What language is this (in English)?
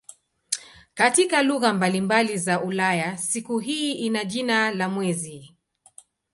Swahili